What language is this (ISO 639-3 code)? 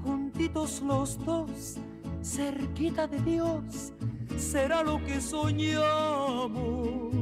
spa